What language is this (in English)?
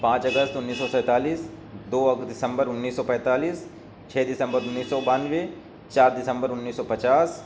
Urdu